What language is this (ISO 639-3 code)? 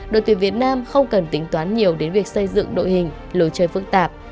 vie